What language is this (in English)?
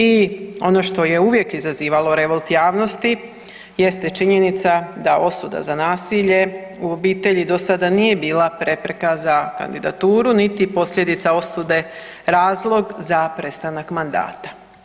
Croatian